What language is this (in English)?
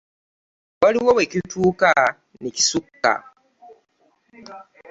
Ganda